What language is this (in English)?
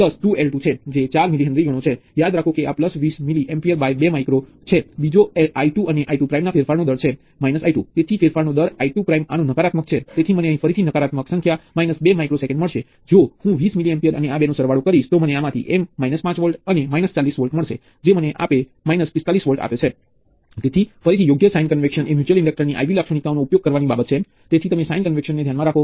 Gujarati